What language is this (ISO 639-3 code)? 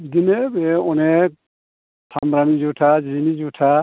brx